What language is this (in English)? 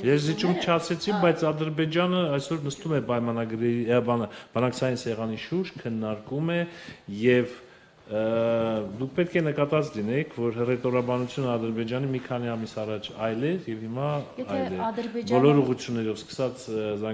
Romanian